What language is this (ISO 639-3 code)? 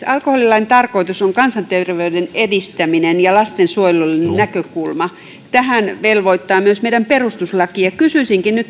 fin